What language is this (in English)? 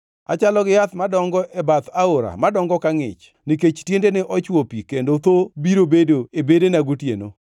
Luo (Kenya and Tanzania)